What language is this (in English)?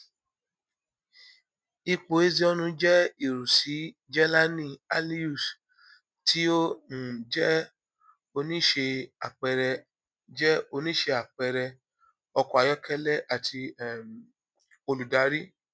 Yoruba